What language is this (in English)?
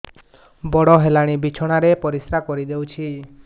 Odia